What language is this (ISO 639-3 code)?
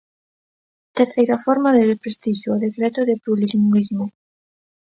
glg